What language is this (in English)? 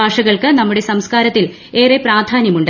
Malayalam